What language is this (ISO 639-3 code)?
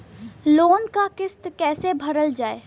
bho